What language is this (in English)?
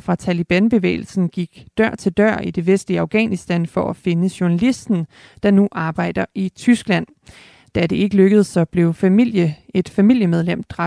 Danish